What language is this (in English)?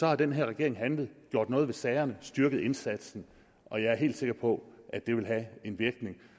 Danish